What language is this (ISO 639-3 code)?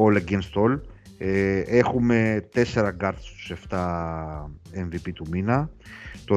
ell